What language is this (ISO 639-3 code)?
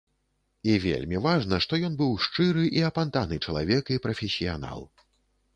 bel